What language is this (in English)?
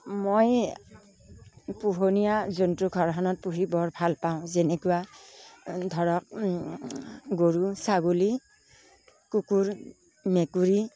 Assamese